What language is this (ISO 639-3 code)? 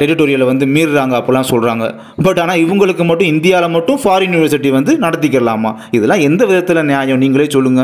ara